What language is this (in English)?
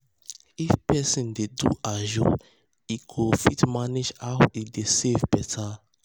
Nigerian Pidgin